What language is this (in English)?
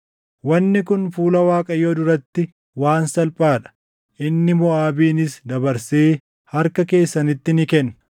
Oromo